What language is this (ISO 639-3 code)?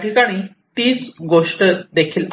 mar